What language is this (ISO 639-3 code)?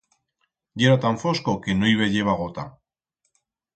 arg